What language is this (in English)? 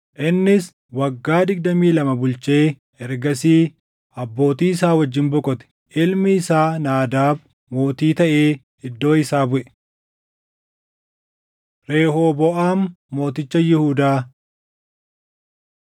Oromo